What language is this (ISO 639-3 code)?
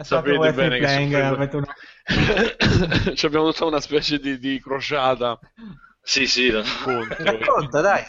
ita